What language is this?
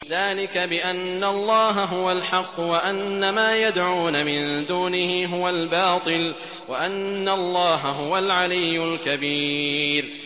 Arabic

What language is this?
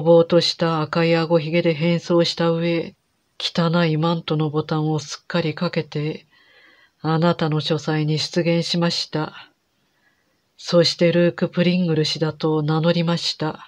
Japanese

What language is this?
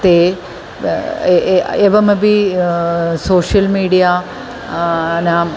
Sanskrit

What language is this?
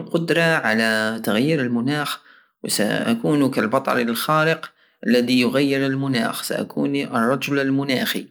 Algerian Saharan Arabic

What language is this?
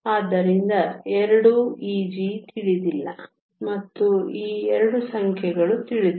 Kannada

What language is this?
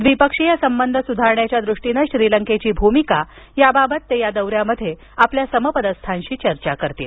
Marathi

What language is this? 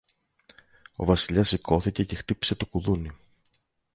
Greek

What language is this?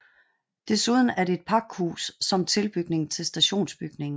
Danish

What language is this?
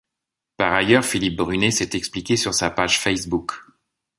French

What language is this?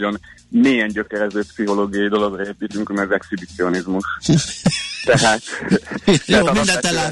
Hungarian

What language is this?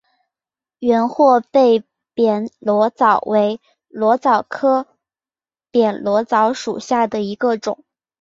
Chinese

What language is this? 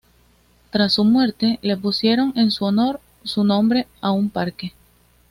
Spanish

